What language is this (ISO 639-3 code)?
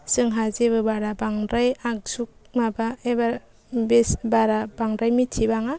brx